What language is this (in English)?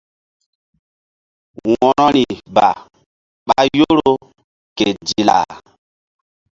Mbum